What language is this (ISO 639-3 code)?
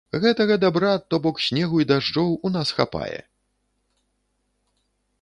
bel